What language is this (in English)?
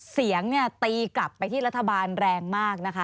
Thai